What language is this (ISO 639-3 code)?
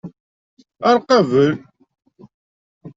kab